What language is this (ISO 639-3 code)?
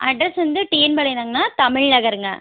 tam